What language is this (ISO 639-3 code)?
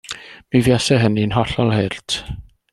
cym